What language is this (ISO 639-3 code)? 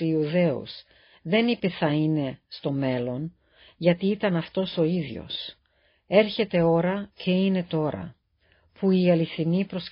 ell